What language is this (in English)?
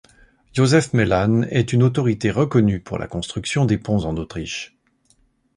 French